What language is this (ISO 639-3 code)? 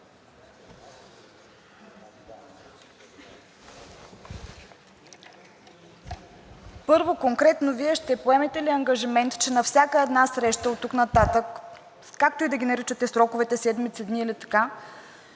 bul